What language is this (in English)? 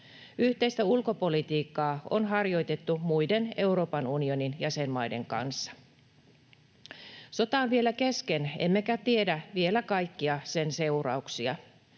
Finnish